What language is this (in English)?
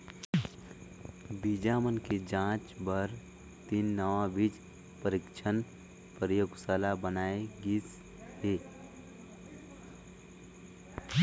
Chhattisgarhi